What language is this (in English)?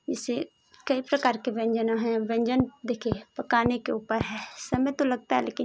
Hindi